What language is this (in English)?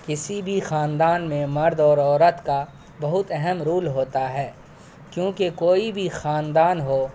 Urdu